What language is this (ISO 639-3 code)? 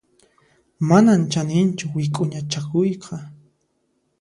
qxp